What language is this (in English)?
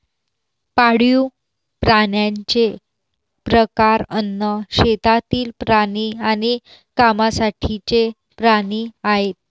Marathi